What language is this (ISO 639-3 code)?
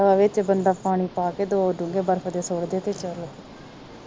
pan